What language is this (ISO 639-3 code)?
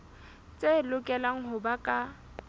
sot